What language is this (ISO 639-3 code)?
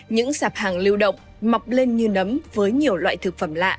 vie